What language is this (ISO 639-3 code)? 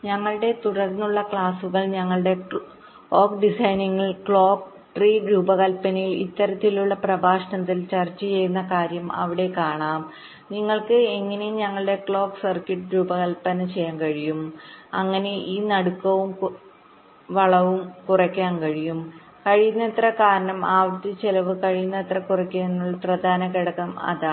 mal